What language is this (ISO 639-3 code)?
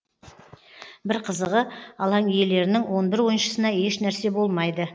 kaz